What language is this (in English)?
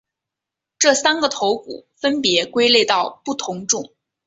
Chinese